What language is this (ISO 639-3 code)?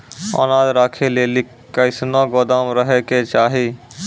mai